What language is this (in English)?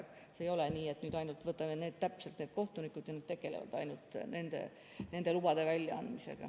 Estonian